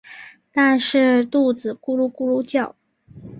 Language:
Chinese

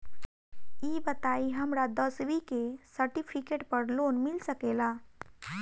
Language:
Bhojpuri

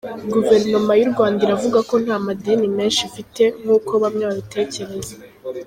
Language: Kinyarwanda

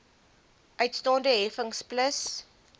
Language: Afrikaans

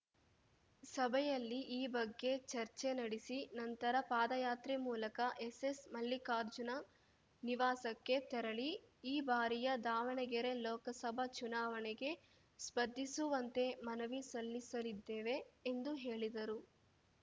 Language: Kannada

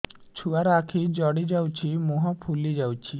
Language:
Odia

